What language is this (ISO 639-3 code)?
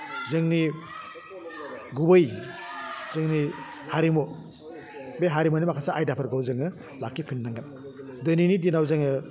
brx